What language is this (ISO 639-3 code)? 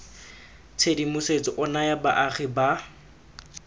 tsn